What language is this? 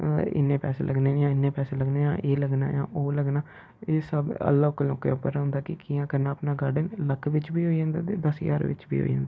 Dogri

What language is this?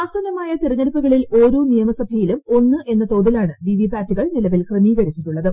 Malayalam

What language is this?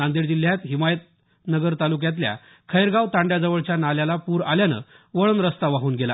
Marathi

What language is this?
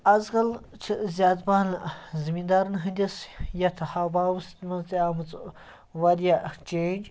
Kashmiri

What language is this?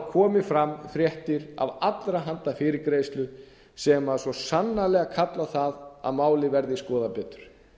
Icelandic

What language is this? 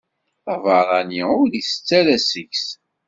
Kabyle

